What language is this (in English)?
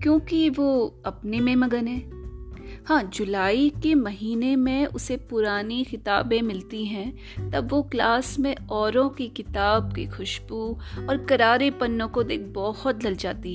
Hindi